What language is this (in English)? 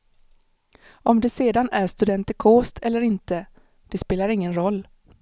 Swedish